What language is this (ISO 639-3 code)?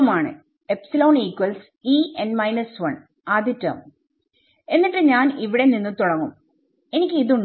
mal